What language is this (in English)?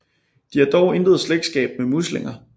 Danish